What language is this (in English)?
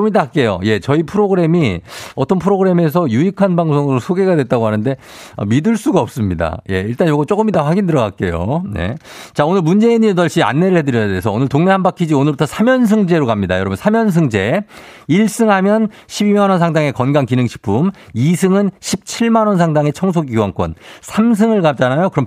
Korean